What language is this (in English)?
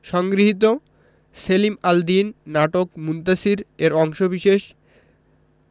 Bangla